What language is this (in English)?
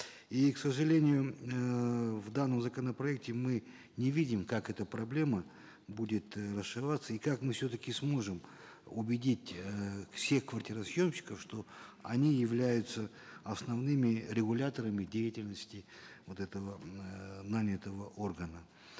Kazakh